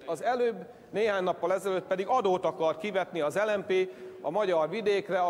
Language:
Hungarian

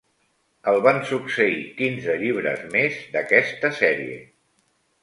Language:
Catalan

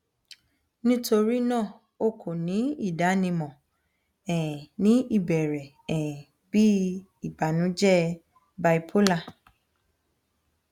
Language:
Yoruba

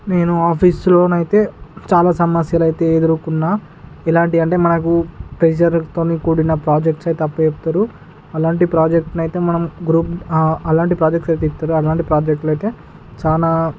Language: Telugu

